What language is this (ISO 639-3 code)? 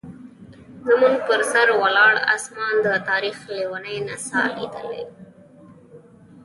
pus